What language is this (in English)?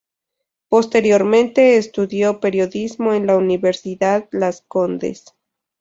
Spanish